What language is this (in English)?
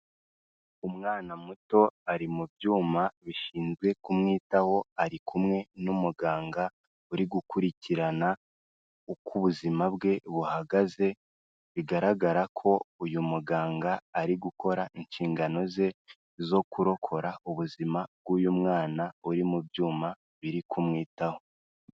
Kinyarwanda